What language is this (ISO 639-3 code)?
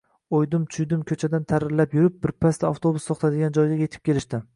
uzb